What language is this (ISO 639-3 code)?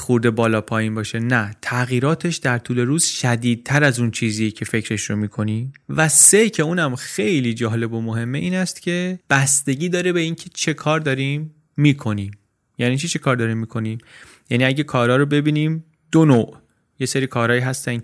fas